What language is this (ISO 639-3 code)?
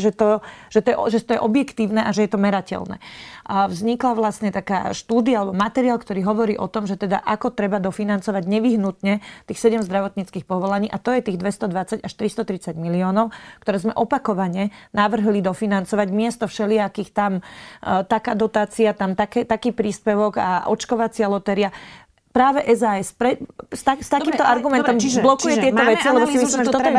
slk